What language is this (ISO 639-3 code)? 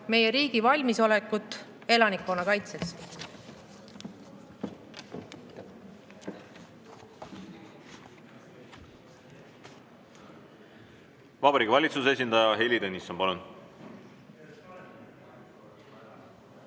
est